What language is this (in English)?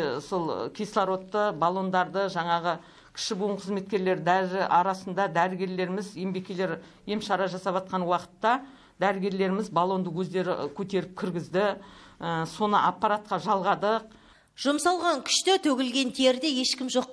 Russian